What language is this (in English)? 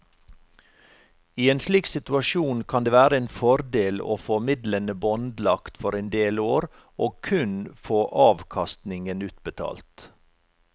Norwegian